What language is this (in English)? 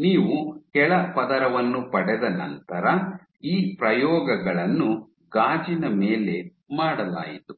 Kannada